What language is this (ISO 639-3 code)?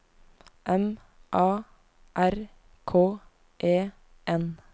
nor